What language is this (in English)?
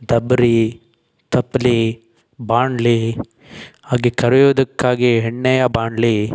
Kannada